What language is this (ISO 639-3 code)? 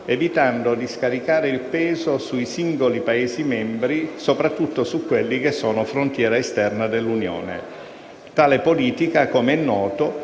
ita